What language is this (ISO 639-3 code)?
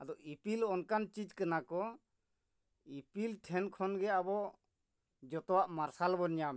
sat